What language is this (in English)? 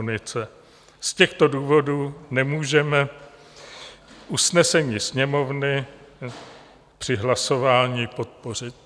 Czech